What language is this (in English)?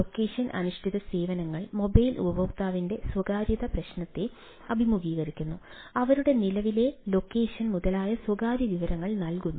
Malayalam